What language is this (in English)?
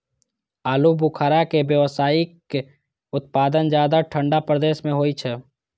Maithili